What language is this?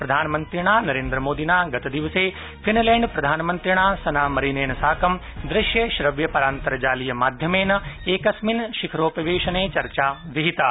Sanskrit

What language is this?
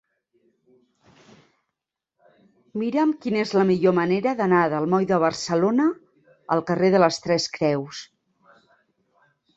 Catalan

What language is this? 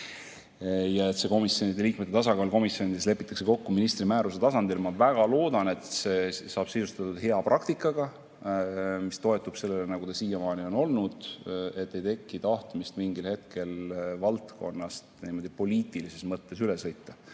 Estonian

